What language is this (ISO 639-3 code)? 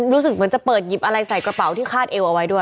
tha